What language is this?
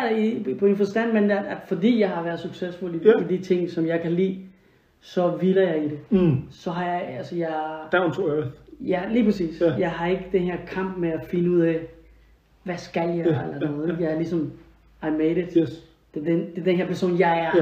Danish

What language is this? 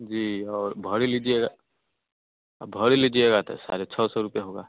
Hindi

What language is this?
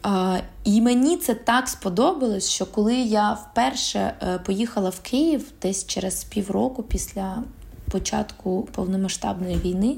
Ukrainian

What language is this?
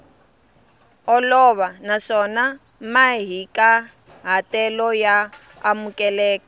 Tsonga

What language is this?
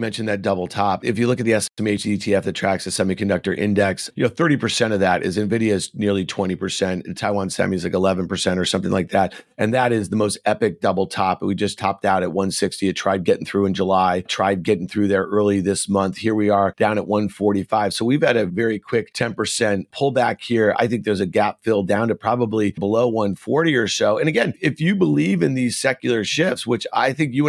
English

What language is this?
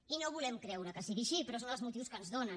Catalan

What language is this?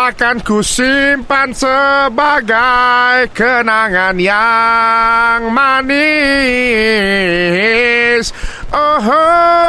Malay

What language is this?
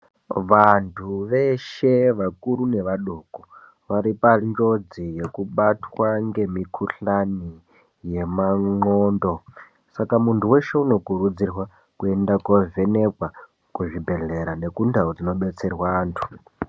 Ndau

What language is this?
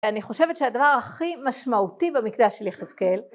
Hebrew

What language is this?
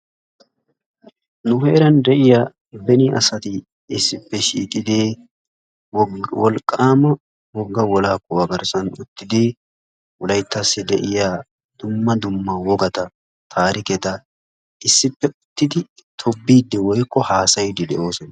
Wolaytta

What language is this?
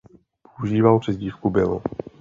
Czech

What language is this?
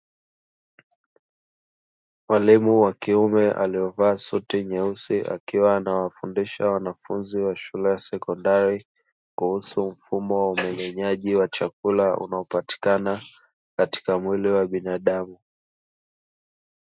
Swahili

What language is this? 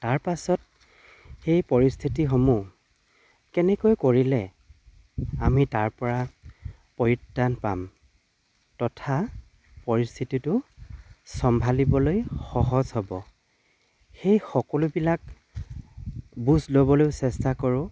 Assamese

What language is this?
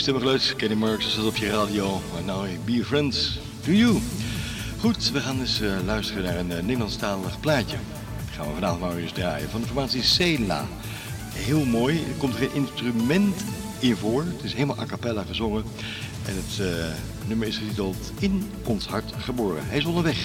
Dutch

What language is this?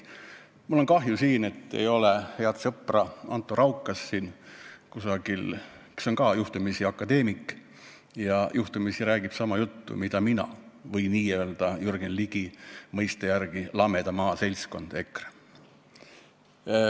Estonian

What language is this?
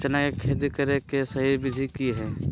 Magahi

